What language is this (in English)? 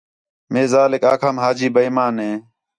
Khetrani